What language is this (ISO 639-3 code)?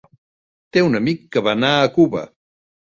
cat